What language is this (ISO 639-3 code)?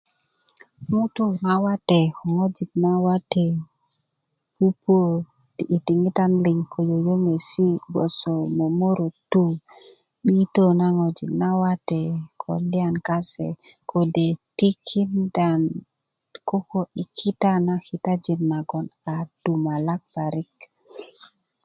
ukv